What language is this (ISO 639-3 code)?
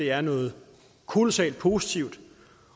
dan